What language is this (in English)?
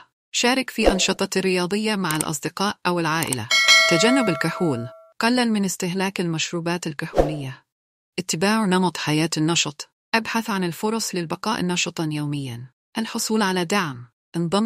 Arabic